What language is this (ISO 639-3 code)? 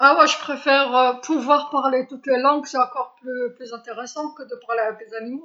arq